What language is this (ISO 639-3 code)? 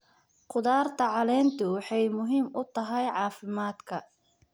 som